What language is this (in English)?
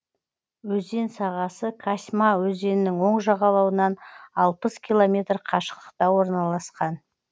Kazakh